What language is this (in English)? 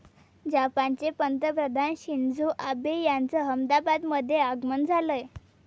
Marathi